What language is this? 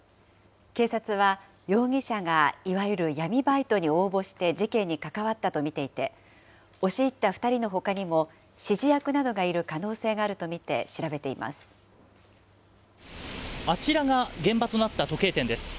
Japanese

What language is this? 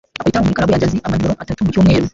Kinyarwanda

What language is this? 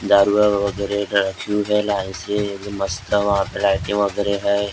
Hindi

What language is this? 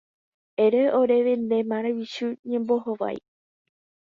Guarani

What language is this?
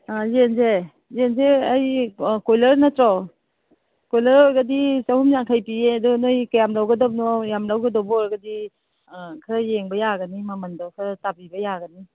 Manipuri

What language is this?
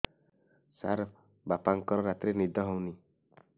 Odia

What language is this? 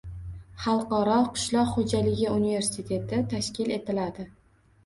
Uzbek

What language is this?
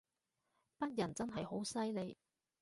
Cantonese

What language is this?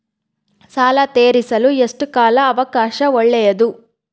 Kannada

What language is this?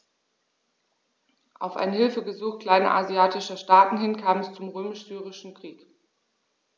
German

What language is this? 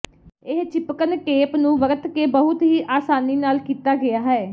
Punjabi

